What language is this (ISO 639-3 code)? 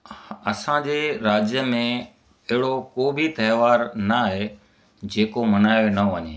snd